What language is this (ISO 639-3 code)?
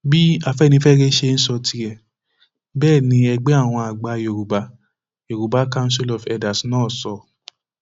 yor